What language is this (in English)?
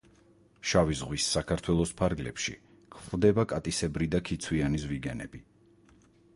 Georgian